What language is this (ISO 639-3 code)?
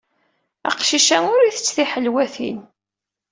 kab